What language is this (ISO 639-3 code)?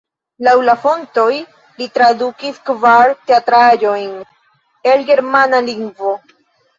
epo